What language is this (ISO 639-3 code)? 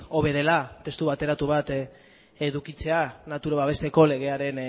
eus